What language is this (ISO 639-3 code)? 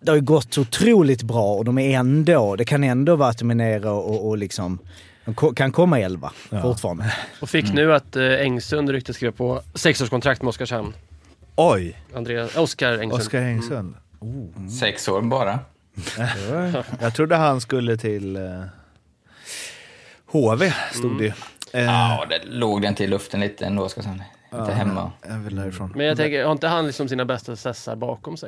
swe